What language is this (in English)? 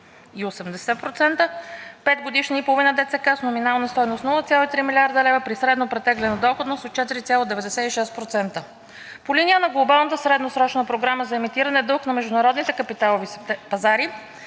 Bulgarian